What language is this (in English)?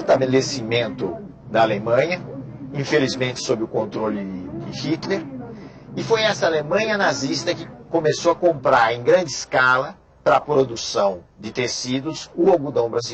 Portuguese